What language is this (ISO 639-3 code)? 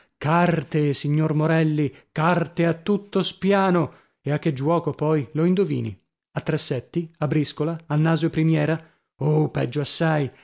ita